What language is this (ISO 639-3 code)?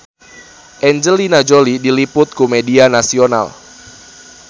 sun